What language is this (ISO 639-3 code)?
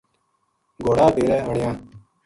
gju